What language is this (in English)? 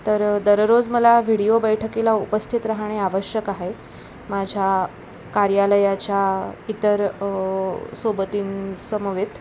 Marathi